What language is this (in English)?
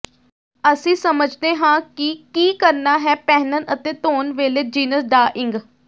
Punjabi